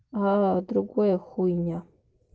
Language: Russian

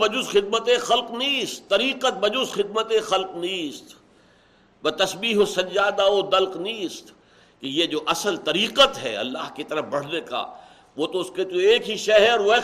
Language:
Urdu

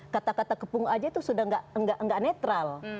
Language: Indonesian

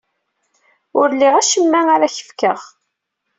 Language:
Kabyle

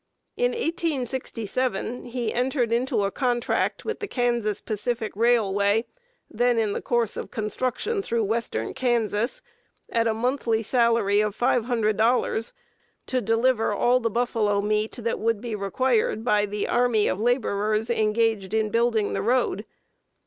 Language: English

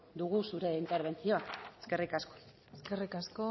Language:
Basque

